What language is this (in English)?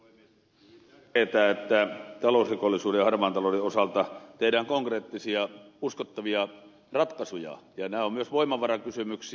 Finnish